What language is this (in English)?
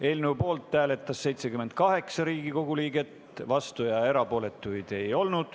Estonian